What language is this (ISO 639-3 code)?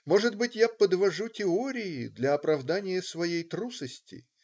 rus